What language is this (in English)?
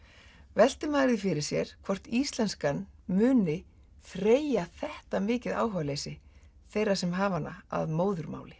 Icelandic